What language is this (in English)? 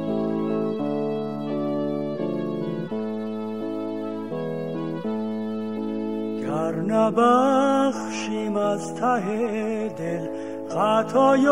Persian